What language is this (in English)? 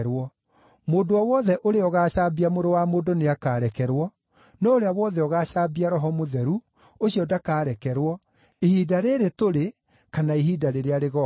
Kikuyu